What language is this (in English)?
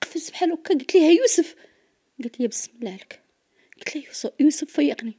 Arabic